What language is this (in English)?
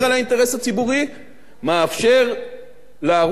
Hebrew